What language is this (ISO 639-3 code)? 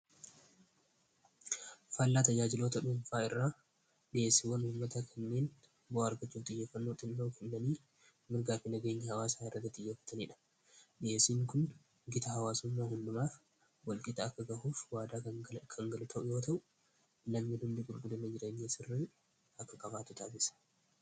orm